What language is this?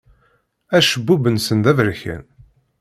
Kabyle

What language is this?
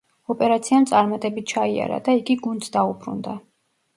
Georgian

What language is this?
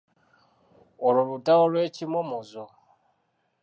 Ganda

